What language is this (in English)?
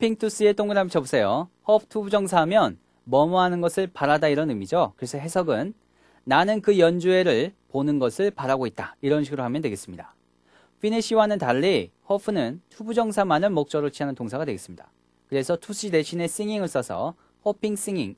Korean